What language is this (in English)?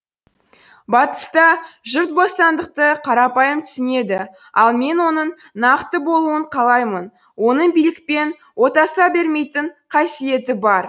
Kazakh